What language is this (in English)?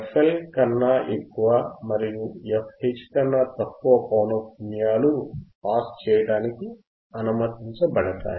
Telugu